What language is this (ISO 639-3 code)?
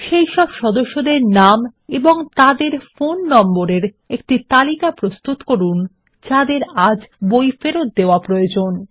ben